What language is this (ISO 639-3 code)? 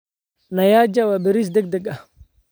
som